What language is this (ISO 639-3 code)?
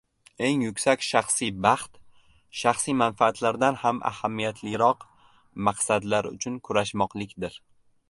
uzb